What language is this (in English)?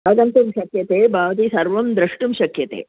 Sanskrit